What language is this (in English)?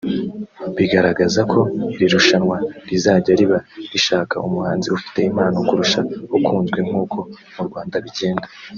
Kinyarwanda